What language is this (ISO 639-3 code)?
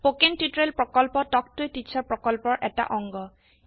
asm